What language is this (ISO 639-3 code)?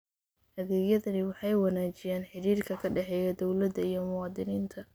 som